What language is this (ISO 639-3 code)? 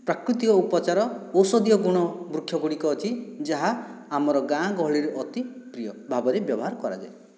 ori